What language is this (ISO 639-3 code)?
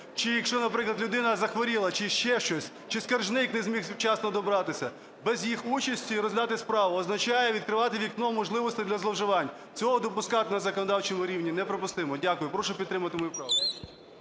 ukr